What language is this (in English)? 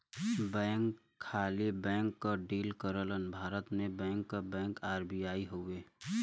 Bhojpuri